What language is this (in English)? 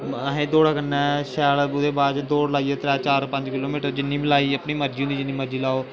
Dogri